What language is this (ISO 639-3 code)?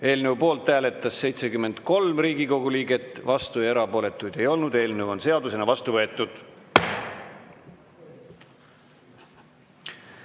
est